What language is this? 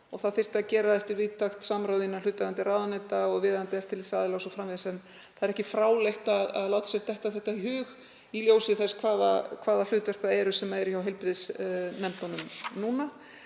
Icelandic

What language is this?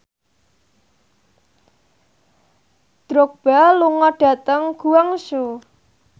Javanese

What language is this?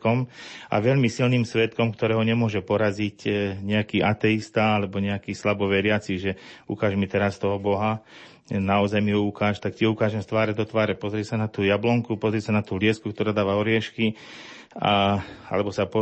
Slovak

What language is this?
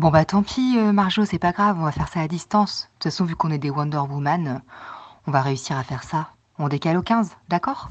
French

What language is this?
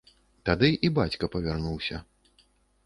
Belarusian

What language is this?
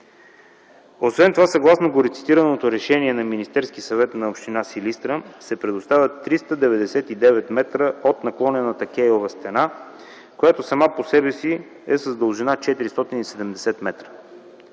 Bulgarian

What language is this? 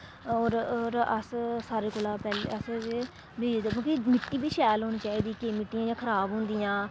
Dogri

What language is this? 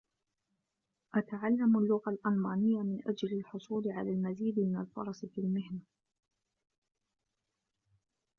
Arabic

